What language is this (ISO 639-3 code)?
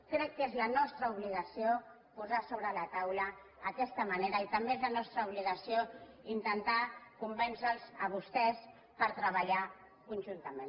cat